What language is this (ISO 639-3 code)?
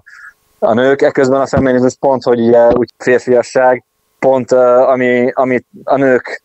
hun